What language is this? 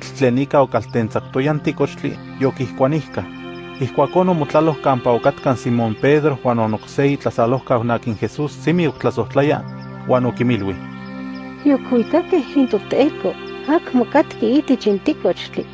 Spanish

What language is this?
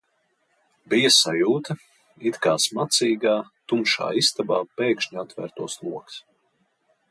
Latvian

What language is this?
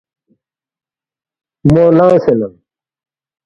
Balti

